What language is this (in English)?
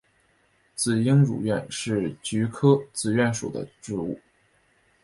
Chinese